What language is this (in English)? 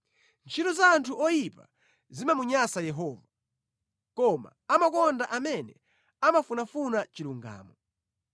Nyanja